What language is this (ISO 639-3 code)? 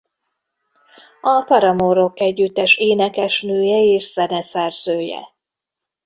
hun